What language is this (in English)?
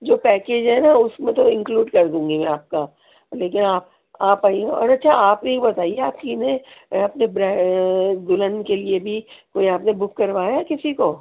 Urdu